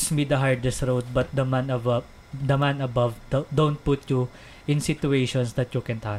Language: Filipino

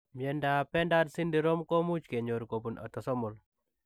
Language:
Kalenjin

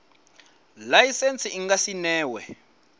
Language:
Venda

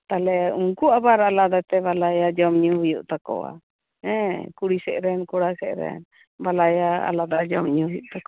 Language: Santali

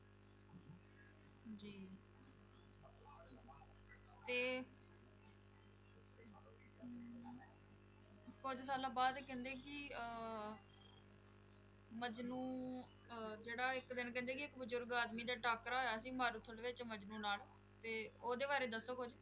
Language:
Punjabi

